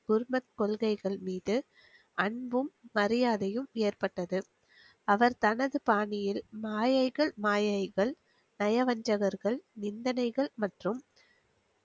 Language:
Tamil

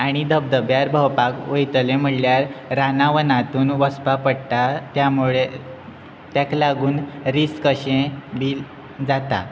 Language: Konkani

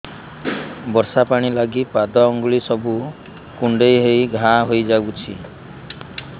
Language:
Odia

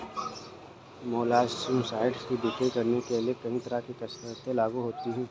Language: Hindi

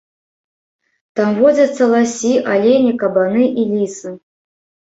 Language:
Belarusian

